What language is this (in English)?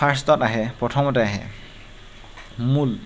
Assamese